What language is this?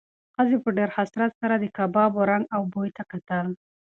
Pashto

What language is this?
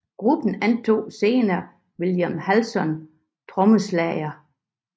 Danish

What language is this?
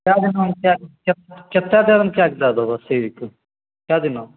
Maithili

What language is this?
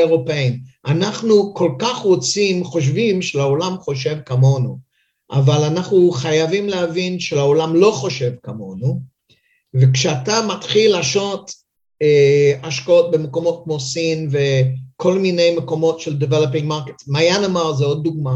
Hebrew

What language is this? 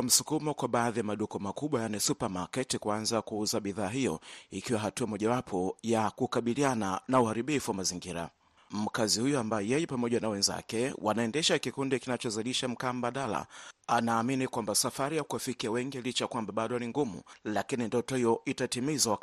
Swahili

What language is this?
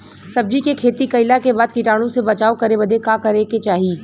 Bhojpuri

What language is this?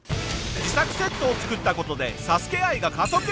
Japanese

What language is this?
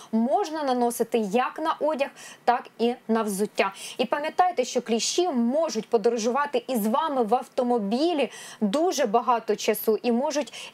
Ukrainian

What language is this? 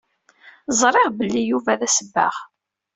Kabyle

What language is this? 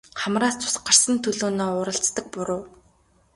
Mongolian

